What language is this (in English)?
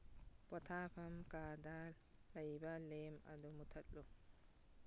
Manipuri